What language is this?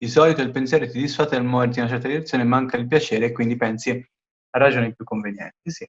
Italian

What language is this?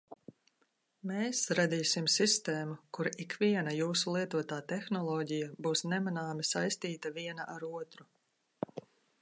Latvian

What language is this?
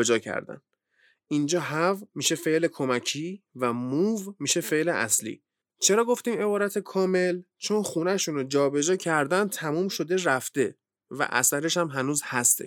Persian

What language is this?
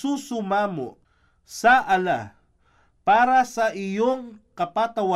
Filipino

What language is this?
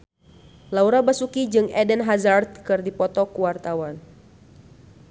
Sundanese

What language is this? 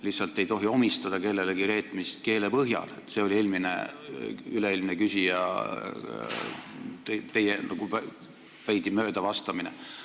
Estonian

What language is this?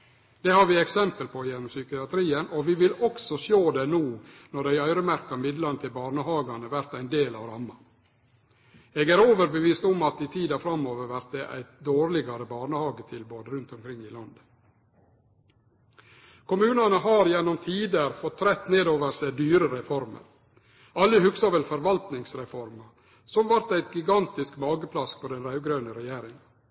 Norwegian Nynorsk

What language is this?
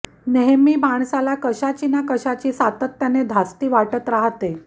Marathi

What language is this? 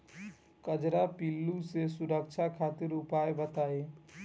Bhojpuri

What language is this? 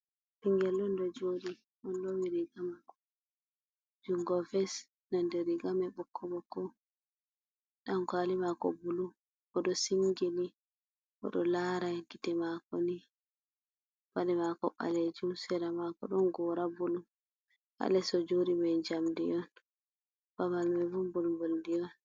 Fula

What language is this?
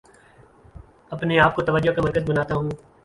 Urdu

